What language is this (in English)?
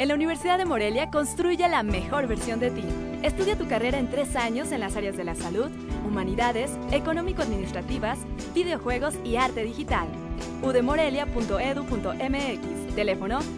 Spanish